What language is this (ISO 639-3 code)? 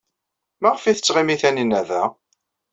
kab